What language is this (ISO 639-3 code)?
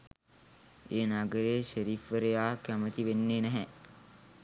sin